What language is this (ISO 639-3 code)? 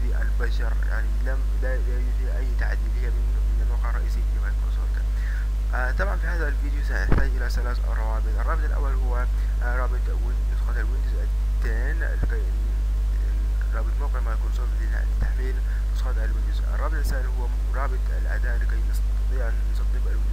ara